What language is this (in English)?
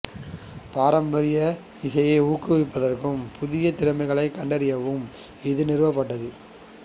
Tamil